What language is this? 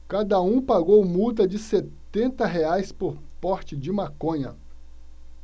Portuguese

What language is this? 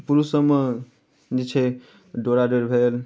Maithili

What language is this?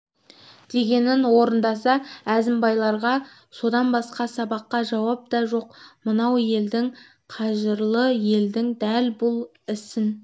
Kazakh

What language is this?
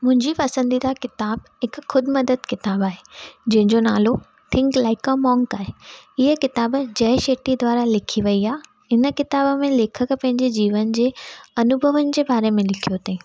Sindhi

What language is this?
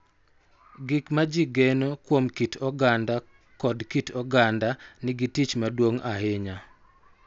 Luo (Kenya and Tanzania)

